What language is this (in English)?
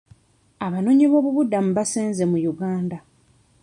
Ganda